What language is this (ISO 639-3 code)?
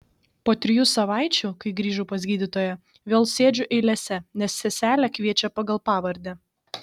lit